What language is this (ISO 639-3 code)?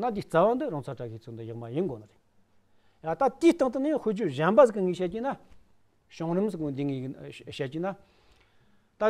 ron